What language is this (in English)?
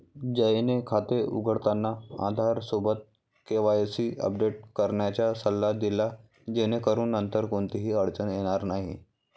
Marathi